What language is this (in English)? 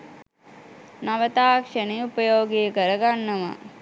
Sinhala